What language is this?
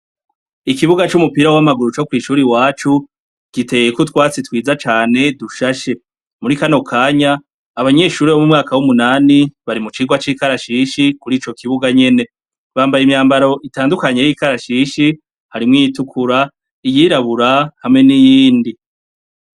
Rundi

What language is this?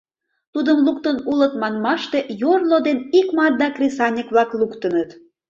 Mari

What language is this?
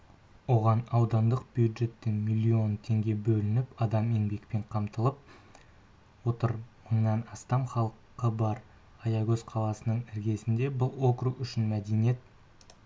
Kazakh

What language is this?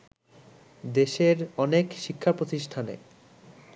Bangla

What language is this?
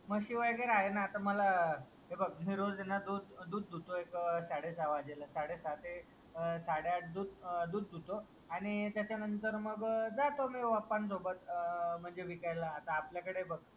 Marathi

